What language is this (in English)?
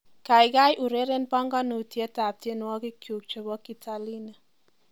Kalenjin